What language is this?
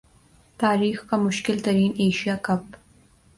Urdu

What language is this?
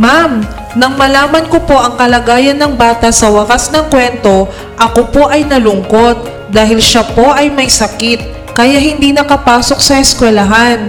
Filipino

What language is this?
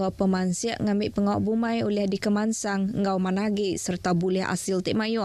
Malay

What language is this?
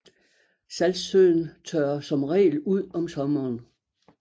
Danish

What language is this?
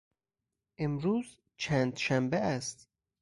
Persian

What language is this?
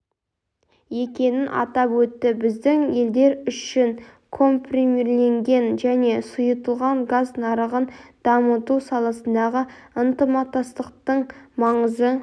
Kazakh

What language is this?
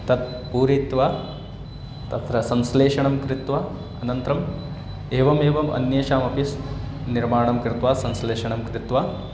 Sanskrit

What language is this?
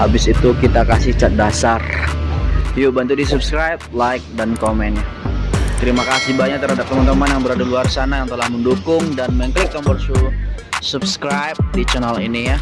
Indonesian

